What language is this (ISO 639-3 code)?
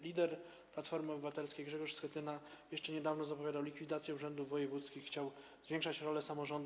pol